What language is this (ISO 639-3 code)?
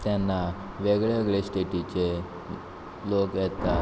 kok